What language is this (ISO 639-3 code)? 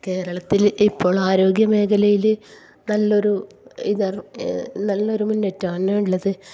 mal